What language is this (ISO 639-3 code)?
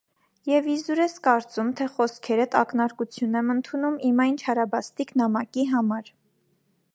hye